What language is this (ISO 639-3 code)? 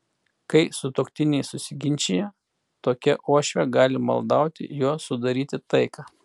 lit